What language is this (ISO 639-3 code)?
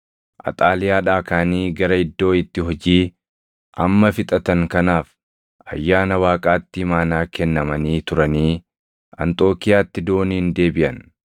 orm